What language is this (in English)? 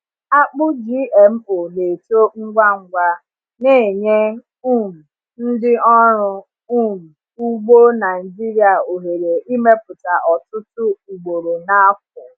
Igbo